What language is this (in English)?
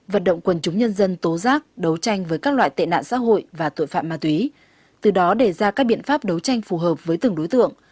Vietnamese